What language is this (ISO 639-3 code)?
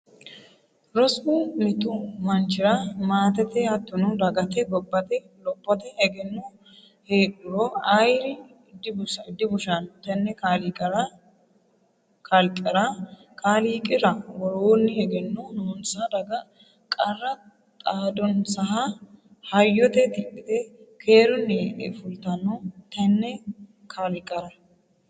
sid